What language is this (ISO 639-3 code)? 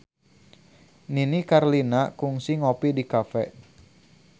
sun